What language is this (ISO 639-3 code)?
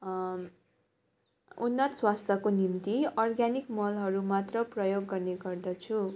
nep